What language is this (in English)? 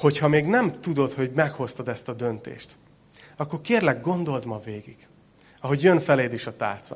Hungarian